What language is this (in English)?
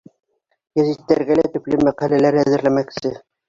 Bashkir